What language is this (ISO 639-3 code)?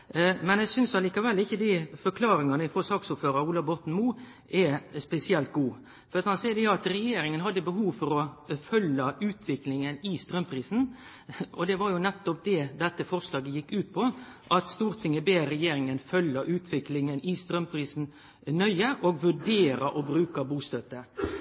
nno